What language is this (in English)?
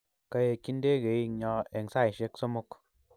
Kalenjin